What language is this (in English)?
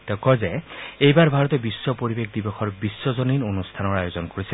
Assamese